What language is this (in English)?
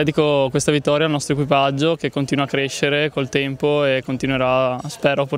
Italian